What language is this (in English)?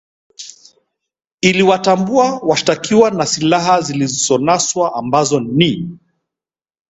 Swahili